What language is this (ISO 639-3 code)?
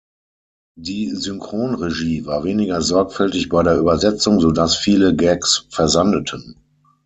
deu